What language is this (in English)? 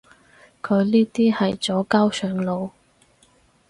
Cantonese